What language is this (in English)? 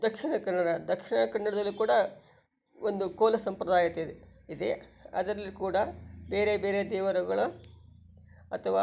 Kannada